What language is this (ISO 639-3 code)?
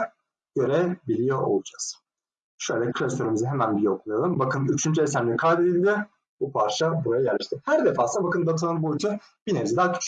tur